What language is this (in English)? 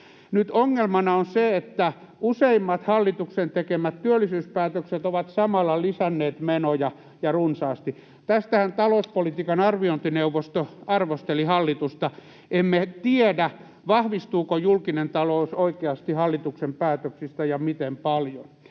Finnish